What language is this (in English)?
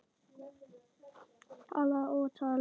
Icelandic